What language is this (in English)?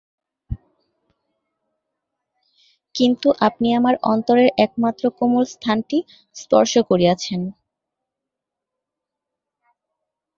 Bangla